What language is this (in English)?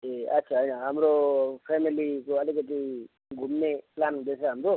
Nepali